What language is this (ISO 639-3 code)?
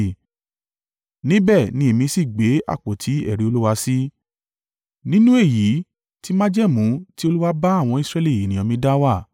yor